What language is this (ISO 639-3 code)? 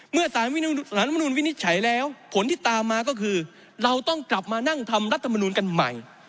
tha